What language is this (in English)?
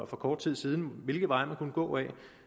Danish